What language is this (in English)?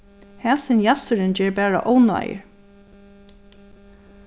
Faroese